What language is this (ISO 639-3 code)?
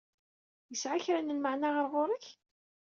kab